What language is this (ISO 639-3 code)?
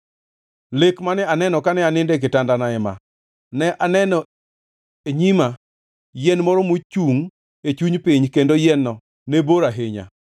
luo